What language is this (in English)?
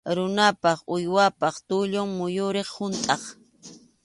Arequipa-La Unión Quechua